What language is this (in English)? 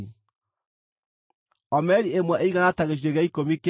Kikuyu